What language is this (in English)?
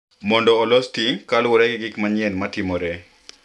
Luo (Kenya and Tanzania)